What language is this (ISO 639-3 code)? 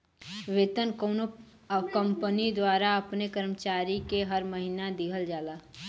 bho